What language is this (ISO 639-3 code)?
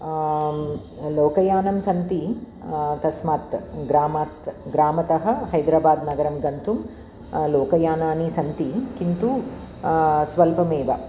san